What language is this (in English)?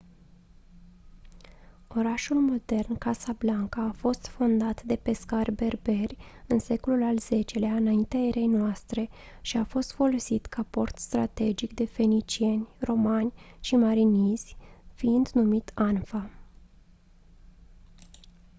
Romanian